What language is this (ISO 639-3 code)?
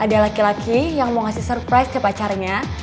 ind